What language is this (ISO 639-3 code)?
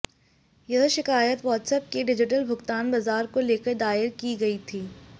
hin